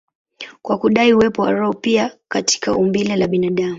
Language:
Swahili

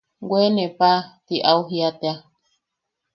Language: Yaqui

